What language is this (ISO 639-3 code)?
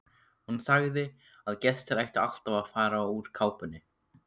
isl